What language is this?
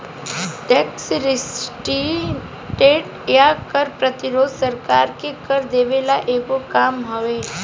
Bhojpuri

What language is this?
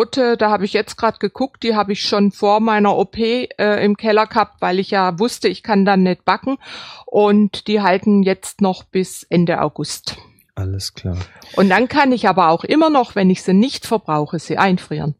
German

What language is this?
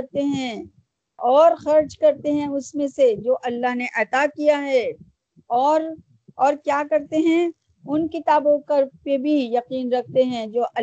Urdu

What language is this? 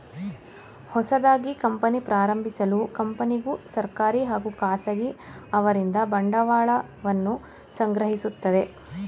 Kannada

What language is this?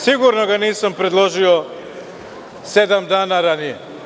Serbian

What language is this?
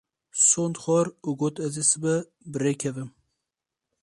Kurdish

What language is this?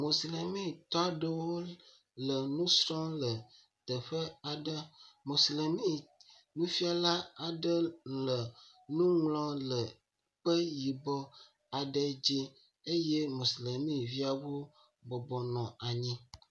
Ewe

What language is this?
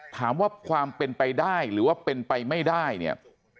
Thai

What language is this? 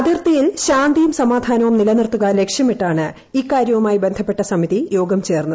Malayalam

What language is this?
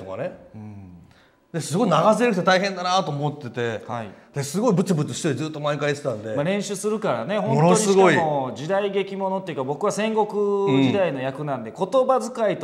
Japanese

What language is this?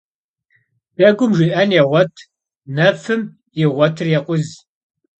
Kabardian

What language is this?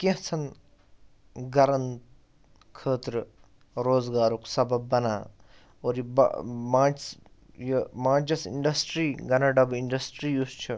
Kashmiri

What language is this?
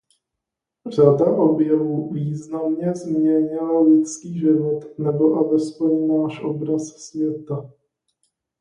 Czech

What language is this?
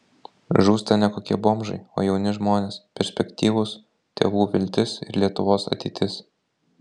Lithuanian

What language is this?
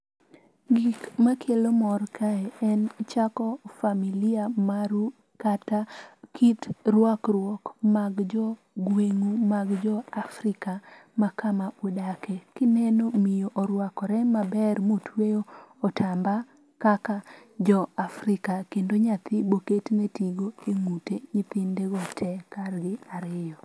Luo (Kenya and Tanzania)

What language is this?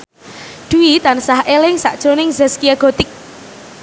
Javanese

